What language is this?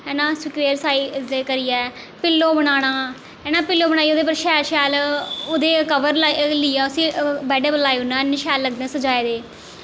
Dogri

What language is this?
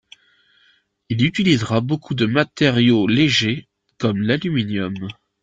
French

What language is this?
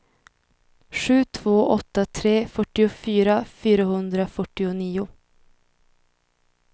Swedish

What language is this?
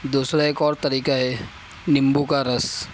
Urdu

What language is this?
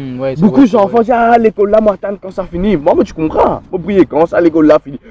French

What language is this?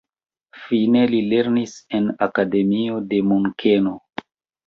Esperanto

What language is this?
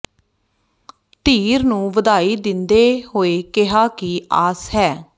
Punjabi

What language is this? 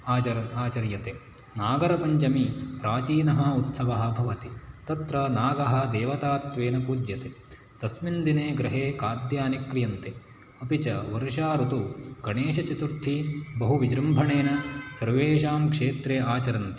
Sanskrit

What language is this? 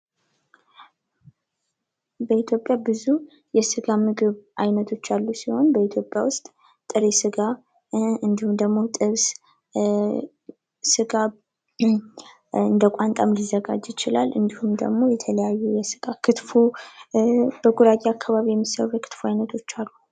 Amharic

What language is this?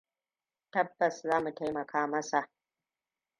Hausa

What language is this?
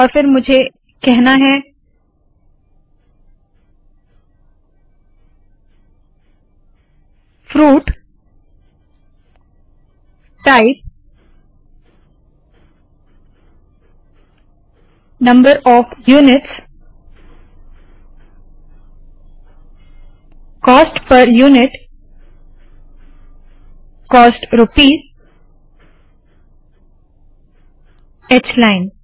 Hindi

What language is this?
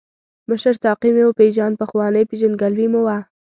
Pashto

